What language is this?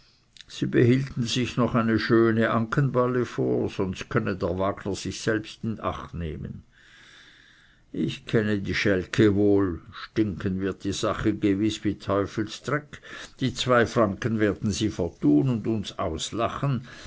German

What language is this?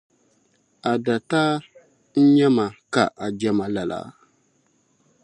Dagbani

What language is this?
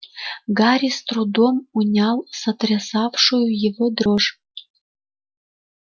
Russian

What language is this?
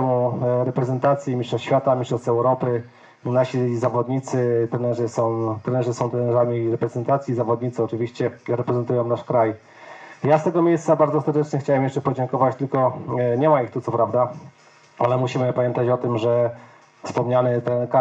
Polish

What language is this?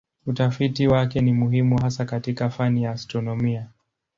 Swahili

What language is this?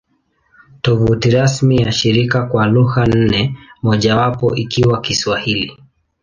Swahili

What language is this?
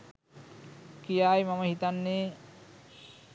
Sinhala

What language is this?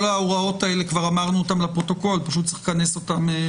Hebrew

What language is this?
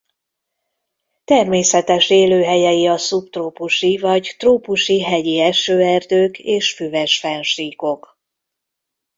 Hungarian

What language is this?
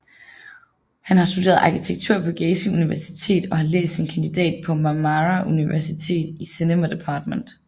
Danish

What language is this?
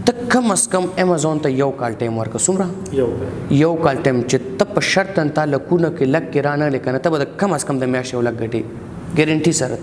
Romanian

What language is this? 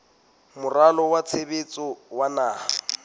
Southern Sotho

